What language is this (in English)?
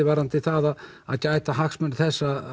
Icelandic